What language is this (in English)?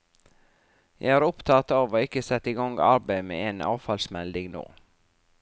Norwegian